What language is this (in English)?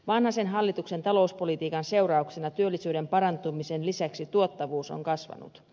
Finnish